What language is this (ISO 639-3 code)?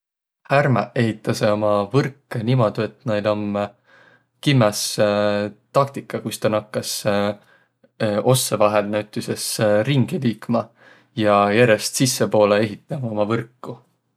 vro